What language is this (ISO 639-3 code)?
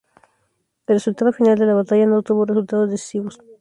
spa